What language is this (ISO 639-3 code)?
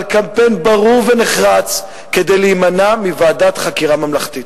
heb